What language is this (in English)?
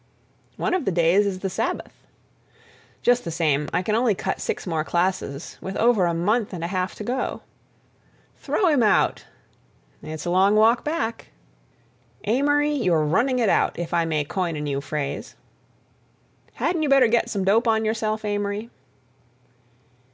English